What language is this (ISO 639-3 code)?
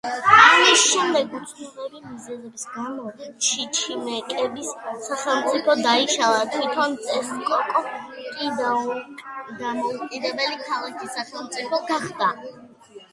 kat